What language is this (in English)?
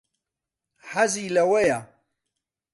Central Kurdish